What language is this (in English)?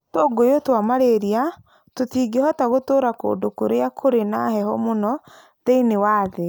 Kikuyu